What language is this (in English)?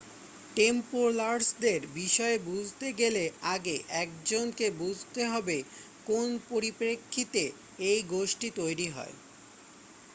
Bangla